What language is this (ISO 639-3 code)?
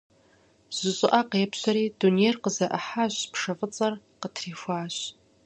kbd